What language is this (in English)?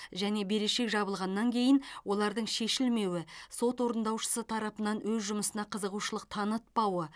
Kazakh